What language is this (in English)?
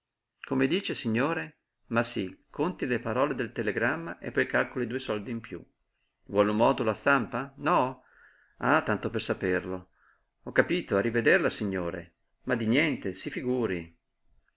Italian